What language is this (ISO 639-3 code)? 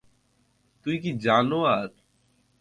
ben